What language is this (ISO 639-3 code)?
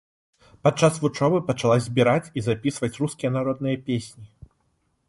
bel